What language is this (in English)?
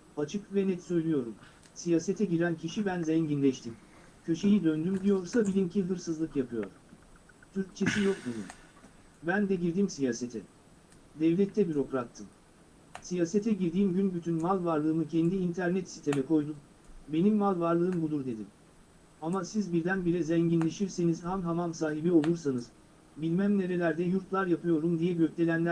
Turkish